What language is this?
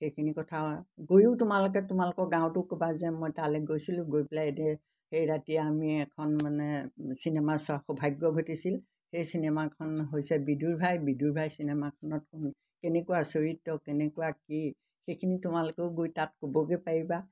Assamese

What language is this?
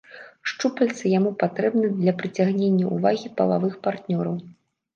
Belarusian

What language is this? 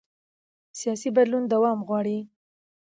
Pashto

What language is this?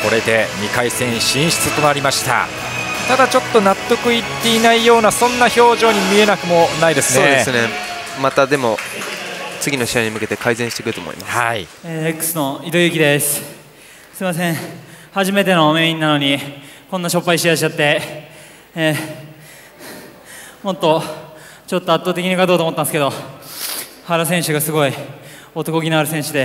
Japanese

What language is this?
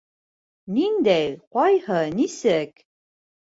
Bashkir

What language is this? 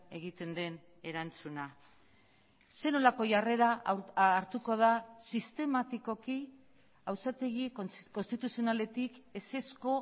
Basque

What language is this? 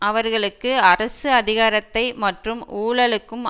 Tamil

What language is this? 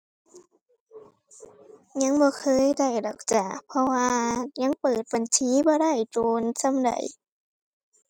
Thai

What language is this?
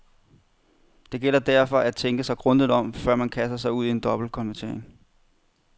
Danish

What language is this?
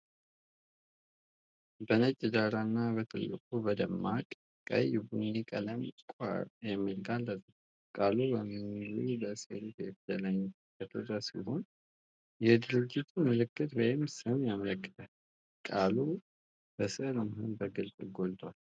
Amharic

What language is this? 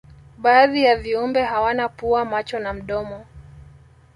Swahili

